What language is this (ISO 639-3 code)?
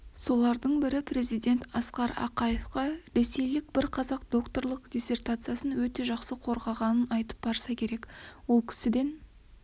kaz